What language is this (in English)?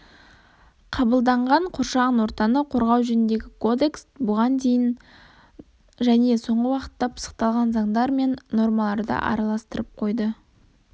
Kazakh